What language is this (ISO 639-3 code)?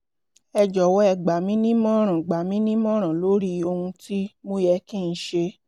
yor